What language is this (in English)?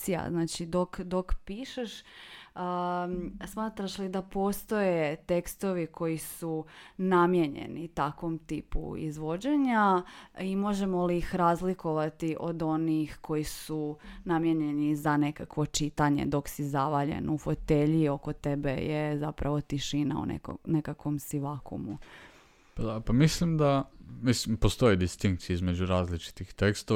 Croatian